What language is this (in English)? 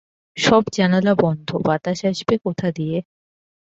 Bangla